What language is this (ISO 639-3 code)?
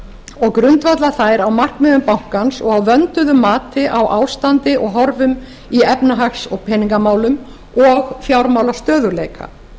isl